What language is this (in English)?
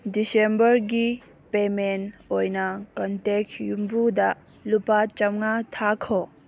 Manipuri